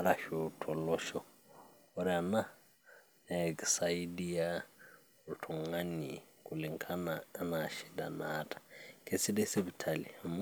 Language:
Masai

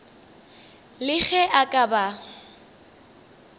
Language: Northern Sotho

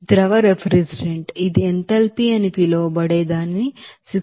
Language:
Telugu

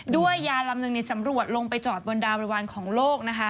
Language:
Thai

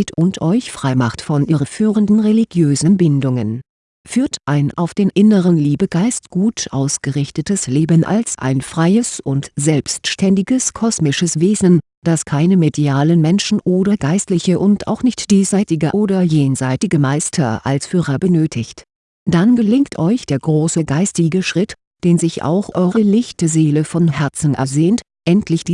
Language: German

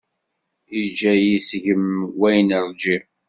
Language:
Kabyle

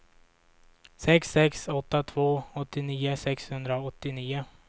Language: Swedish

